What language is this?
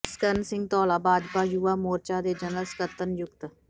Punjabi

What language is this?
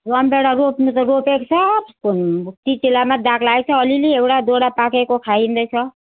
Nepali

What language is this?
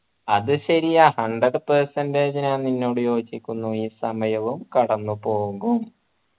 Malayalam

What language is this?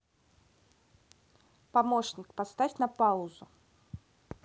Russian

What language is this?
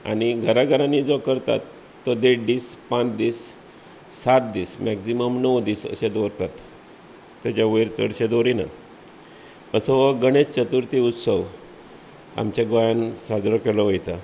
Konkani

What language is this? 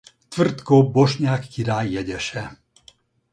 Hungarian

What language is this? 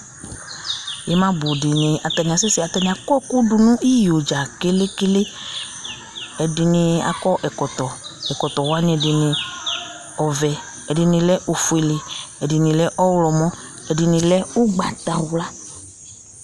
Ikposo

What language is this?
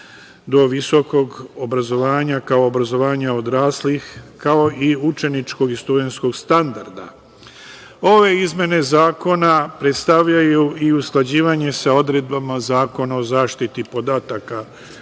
Serbian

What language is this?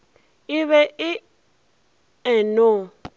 Northern Sotho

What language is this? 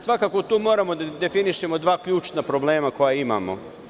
Serbian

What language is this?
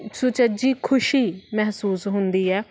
Punjabi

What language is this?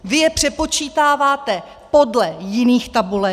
Czech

